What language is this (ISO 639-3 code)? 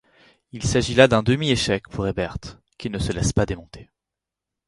fra